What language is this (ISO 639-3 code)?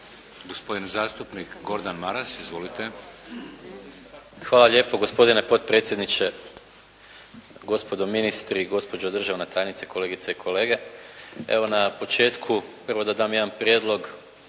hrv